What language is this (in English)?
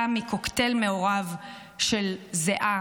Hebrew